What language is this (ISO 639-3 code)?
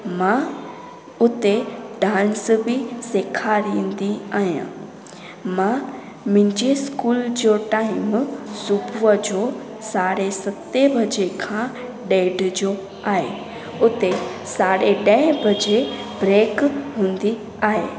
snd